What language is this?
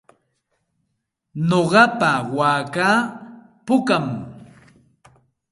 Santa Ana de Tusi Pasco Quechua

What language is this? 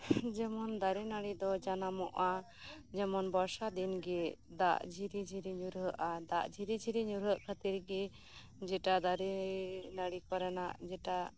Santali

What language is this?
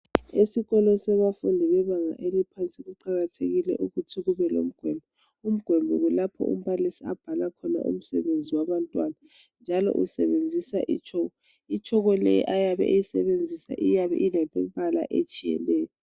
North Ndebele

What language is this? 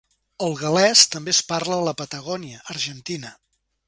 Catalan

